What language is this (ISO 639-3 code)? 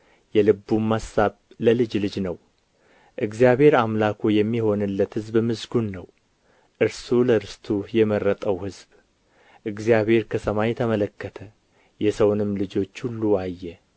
amh